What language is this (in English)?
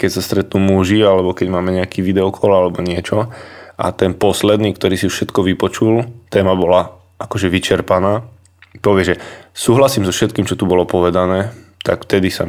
Slovak